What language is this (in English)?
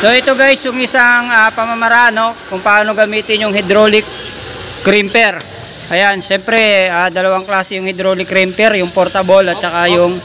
Filipino